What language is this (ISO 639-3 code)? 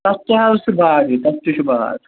kas